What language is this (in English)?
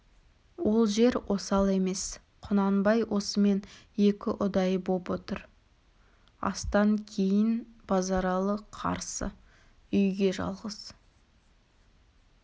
Kazakh